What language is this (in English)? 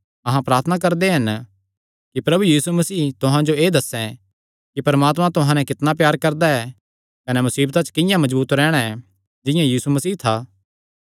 Kangri